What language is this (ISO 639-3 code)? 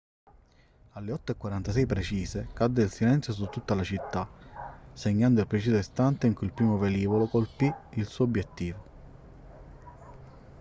ita